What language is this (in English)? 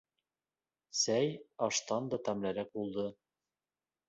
Bashkir